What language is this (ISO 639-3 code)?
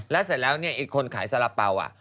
tha